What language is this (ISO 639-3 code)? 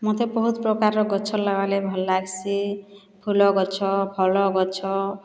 ori